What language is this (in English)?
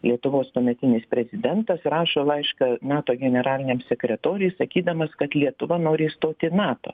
Lithuanian